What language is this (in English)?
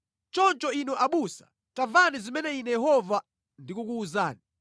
Nyanja